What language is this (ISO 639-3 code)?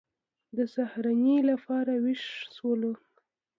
pus